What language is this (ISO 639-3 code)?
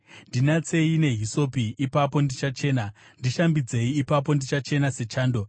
sna